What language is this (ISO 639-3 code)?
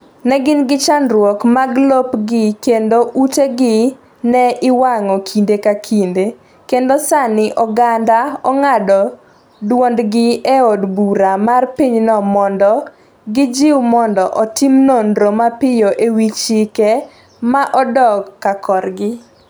luo